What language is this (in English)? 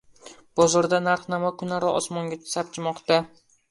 Uzbek